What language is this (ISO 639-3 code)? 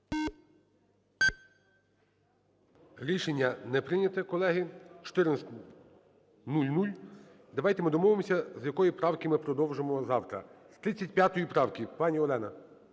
ukr